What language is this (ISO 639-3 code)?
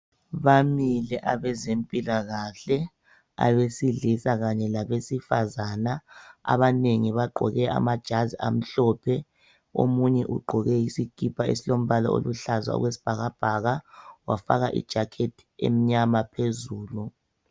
nde